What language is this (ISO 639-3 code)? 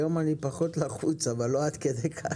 heb